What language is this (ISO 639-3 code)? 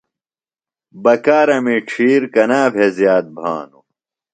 phl